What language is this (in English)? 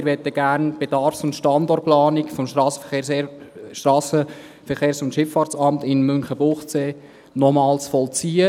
Swiss German